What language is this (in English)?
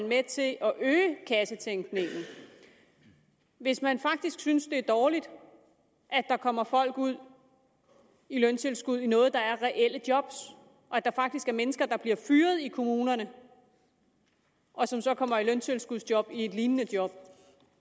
Danish